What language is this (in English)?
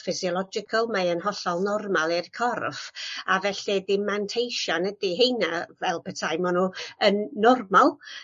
Welsh